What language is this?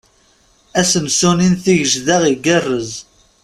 Kabyle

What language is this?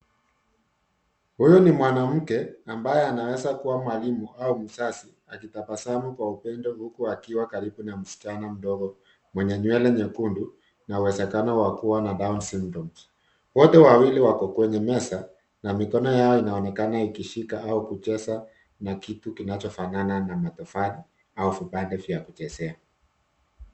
Swahili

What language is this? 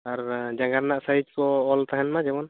Santali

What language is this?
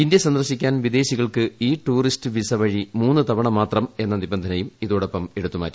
Malayalam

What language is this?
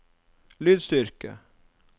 Norwegian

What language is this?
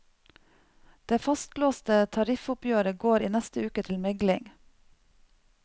Norwegian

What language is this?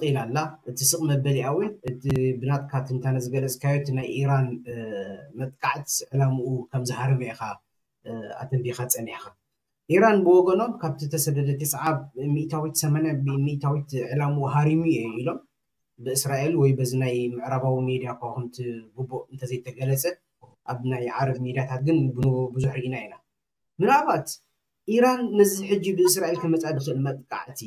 Arabic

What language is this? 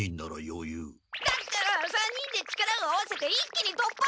Japanese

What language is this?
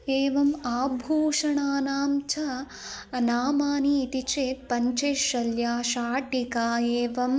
Sanskrit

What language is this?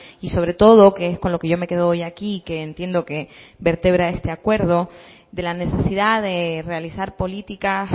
Spanish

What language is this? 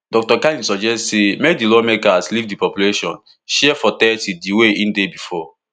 Nigerian Pidgin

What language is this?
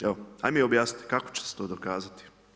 Croatian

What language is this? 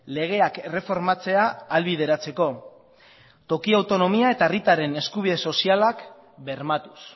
Basque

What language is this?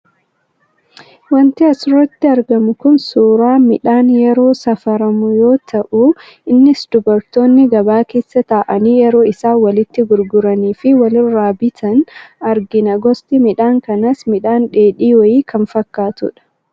Oromo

